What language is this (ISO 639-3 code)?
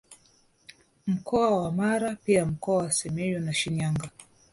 swa